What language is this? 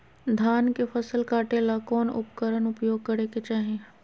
Magahi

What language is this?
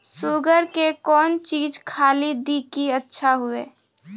Maithili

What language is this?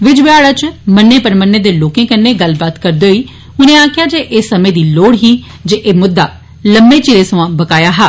Dogri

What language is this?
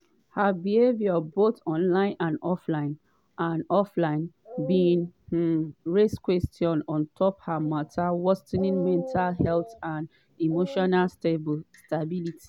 Nigerian Pidgin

